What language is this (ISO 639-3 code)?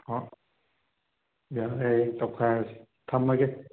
mni